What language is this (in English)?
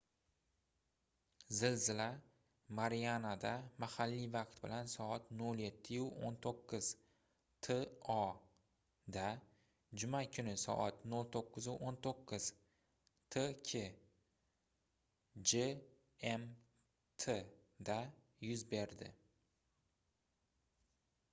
Uzbek